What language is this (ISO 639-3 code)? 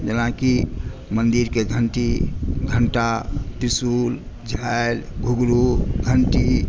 mai